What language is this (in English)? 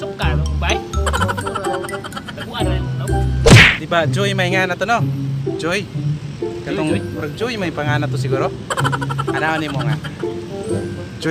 Indonesian